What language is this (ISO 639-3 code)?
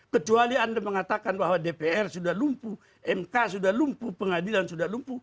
ind